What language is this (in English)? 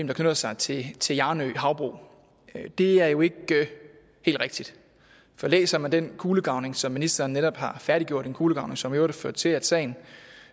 Danish